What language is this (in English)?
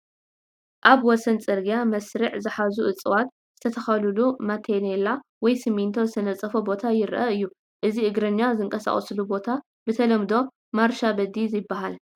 Tigrinya